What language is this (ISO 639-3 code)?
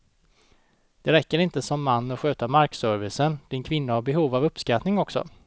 swe